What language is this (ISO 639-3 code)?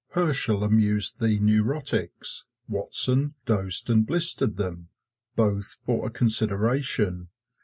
eng